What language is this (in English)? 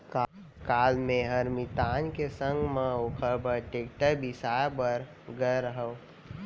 Chhattisgarhi